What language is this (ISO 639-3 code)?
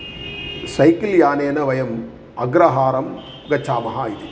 san